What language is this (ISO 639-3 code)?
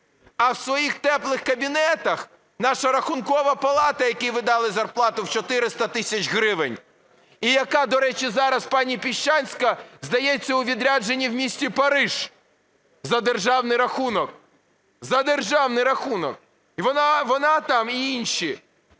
ukr